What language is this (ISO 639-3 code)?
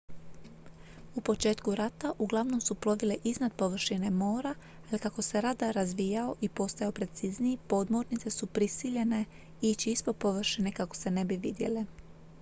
hrv